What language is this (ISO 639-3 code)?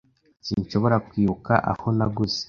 kin